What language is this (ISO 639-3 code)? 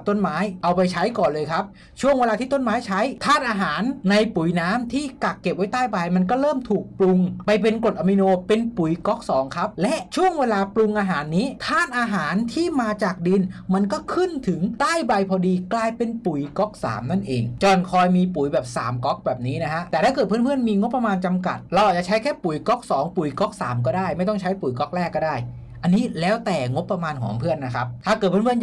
tha